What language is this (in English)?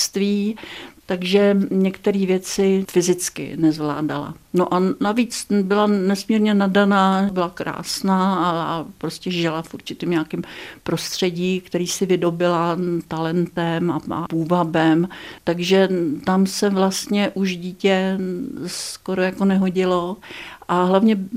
Czech